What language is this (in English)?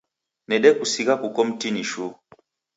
Taita